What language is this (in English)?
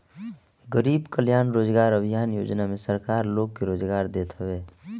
Bhojpuri